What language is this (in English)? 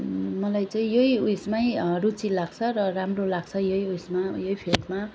Nepali